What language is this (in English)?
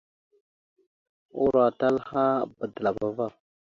Mada (Cameroon)